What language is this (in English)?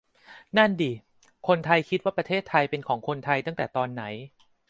Thai